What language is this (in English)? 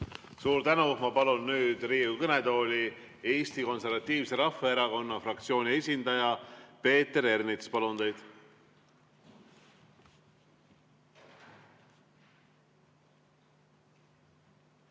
Estonian